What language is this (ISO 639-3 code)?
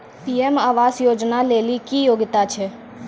mai